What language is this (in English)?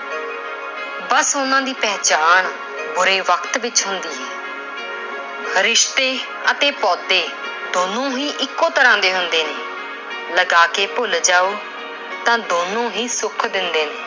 Punjabi